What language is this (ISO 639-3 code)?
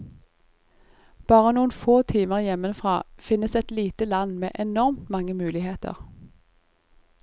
nor